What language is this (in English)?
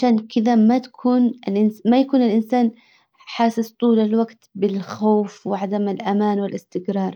Hijazi Arabic